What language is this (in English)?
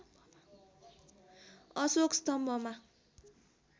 Nepali